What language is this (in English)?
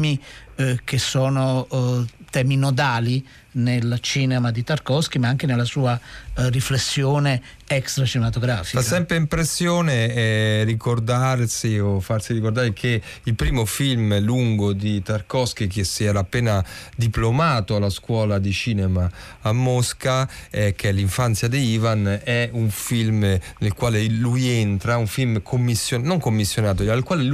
Italian